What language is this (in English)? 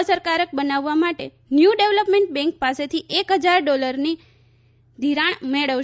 Gujarati